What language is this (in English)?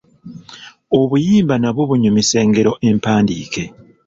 Ganda